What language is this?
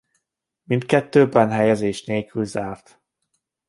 Hungarian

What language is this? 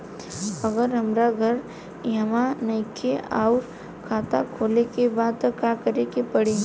Bhojpuri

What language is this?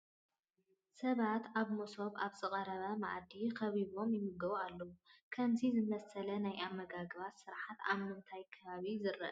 Tigrinya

